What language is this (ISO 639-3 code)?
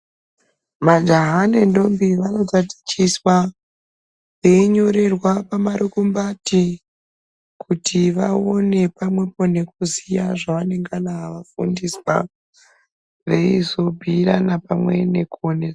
ndc